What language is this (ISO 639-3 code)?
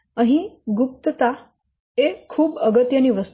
guj